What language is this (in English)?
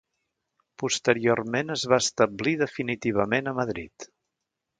Catalan